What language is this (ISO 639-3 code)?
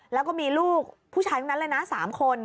tha